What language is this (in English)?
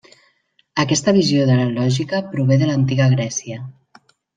Catalan